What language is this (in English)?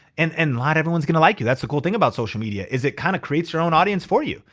English